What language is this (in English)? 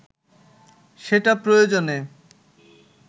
Bangla